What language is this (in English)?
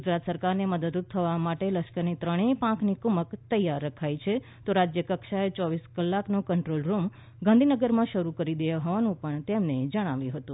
Gujarati